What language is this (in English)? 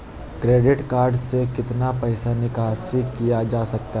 Magahi